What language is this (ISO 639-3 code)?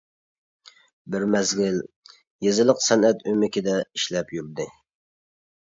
uig